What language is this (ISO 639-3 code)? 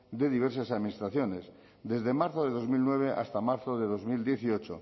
spa